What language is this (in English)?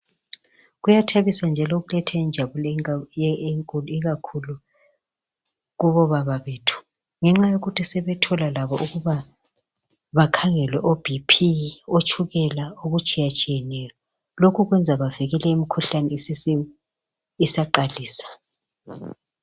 North Ndebele